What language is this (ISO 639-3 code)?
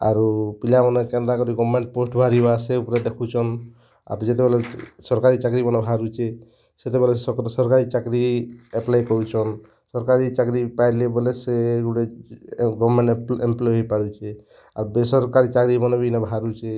ori